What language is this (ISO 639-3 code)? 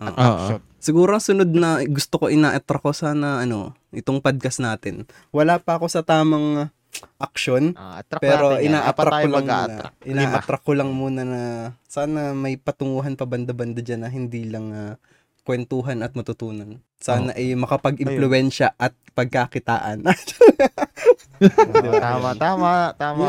fil